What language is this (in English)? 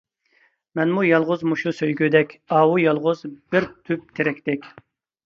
Uyghur